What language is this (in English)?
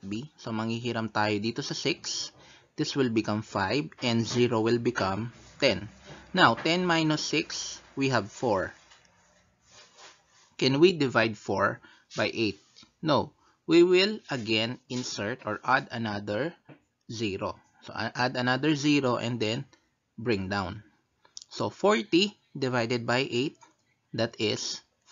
Filipino